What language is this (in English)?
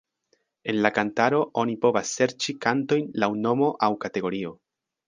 Esperanto